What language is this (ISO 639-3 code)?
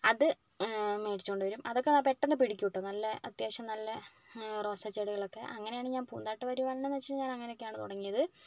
mal